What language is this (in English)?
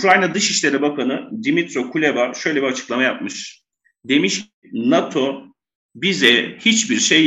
Turkish